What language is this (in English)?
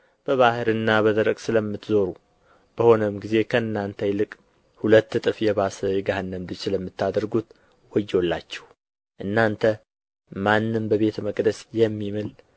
Amharic